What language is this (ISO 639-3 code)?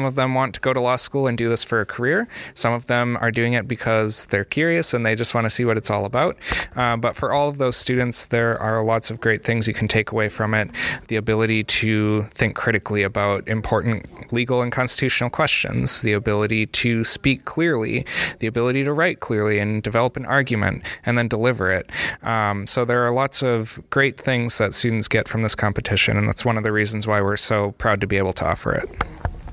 eng